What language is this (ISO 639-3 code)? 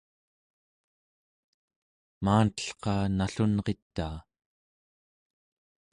esu